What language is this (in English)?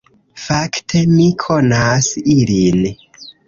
Esperanto